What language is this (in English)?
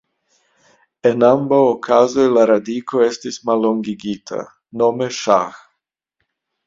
Esperanto